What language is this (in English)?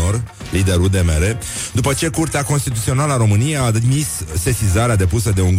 Romanian